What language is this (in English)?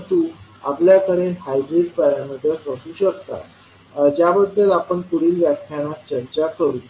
Marathi